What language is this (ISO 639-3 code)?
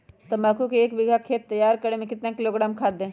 mag